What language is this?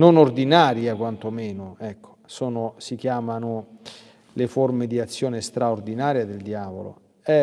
Italian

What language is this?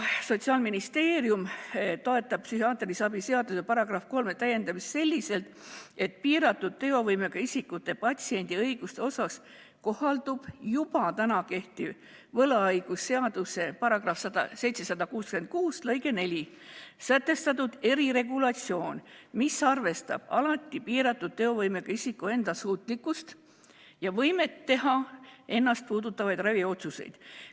Estonian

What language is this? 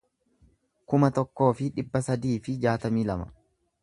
Oromo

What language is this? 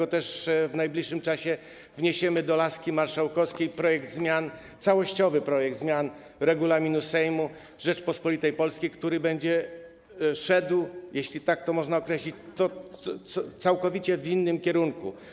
Polish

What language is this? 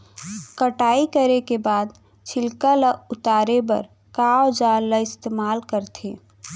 Chhattisgarhi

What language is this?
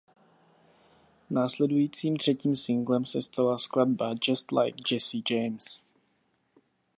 Czech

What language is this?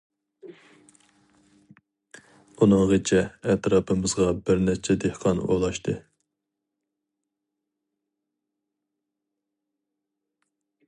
Uyghur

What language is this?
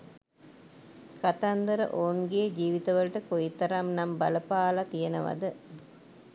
Sinhala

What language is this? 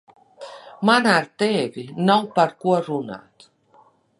Latvian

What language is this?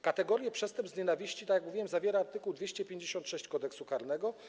Polish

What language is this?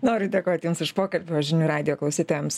Lithuanian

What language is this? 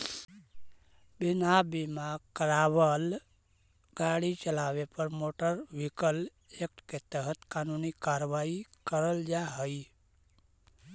Magahi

